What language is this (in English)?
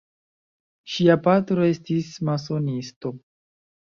Esperanto